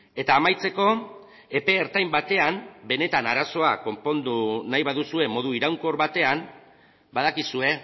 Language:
Basque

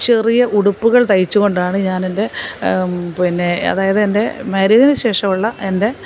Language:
Malayalam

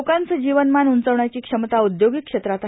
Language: Marathi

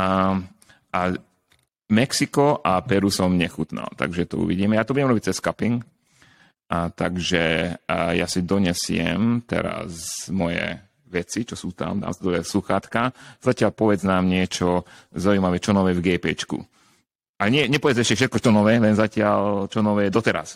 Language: Slovak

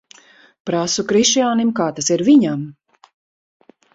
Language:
Latvian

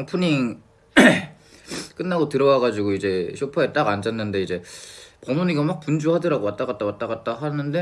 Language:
Korean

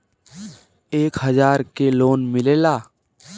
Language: Bhojpuri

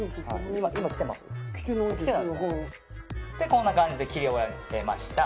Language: Japanese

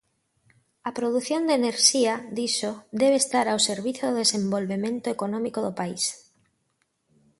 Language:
Galician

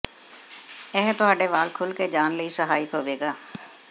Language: Punjabi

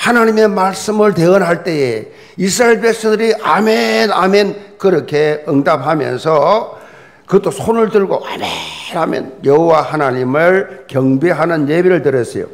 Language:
Korean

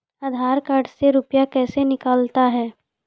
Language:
Maithili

